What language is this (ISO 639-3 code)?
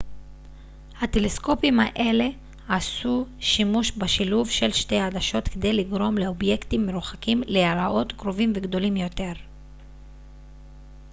heb